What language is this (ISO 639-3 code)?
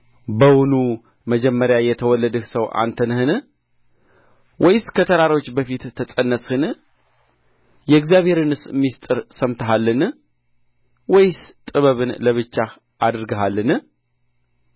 amh